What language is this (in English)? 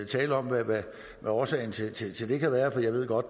Danish